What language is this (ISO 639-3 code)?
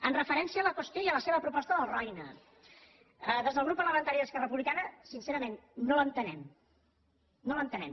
cat